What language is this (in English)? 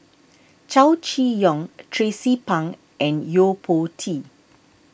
English